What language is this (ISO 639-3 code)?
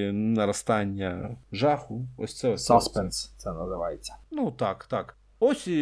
ukr